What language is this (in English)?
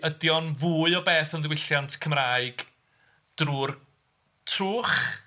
Welsh